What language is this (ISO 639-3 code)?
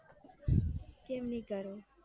guj